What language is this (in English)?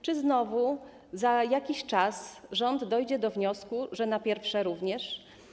Polish